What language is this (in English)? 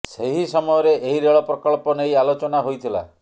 Odia